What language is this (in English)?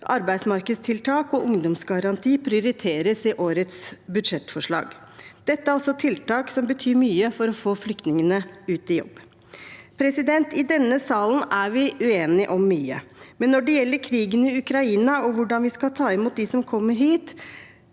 Norwegian